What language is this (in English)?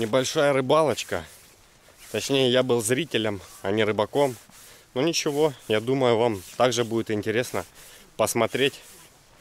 Russian